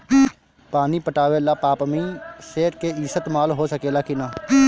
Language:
Bhojpuri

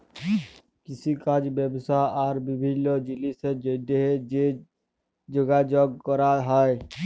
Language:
Bangla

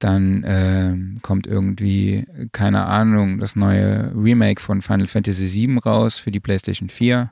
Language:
German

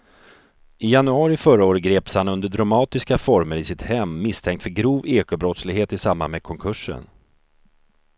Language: Swedish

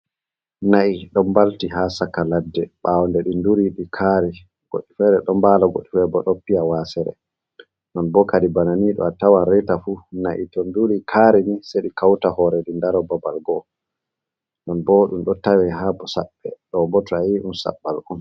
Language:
Fula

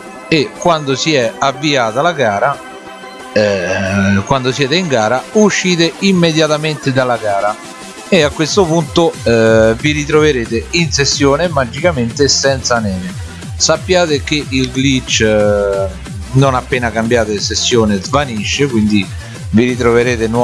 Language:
Italian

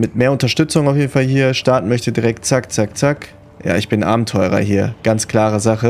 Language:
German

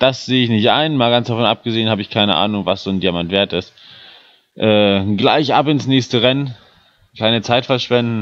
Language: German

